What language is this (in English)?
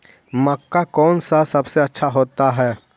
Magahi